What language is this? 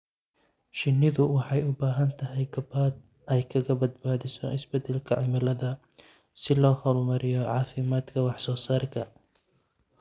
Somali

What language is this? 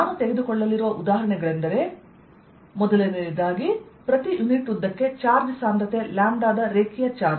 Kannada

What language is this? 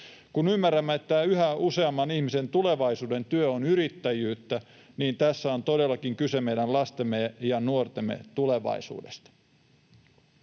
Finnish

